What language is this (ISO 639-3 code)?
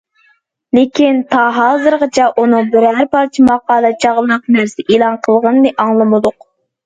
uig